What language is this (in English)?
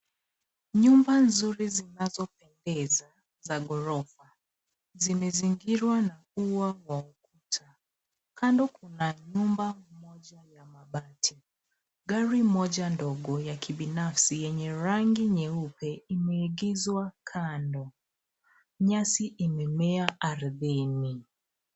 Swahili